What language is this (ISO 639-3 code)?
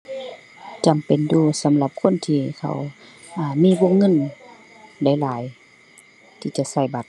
tha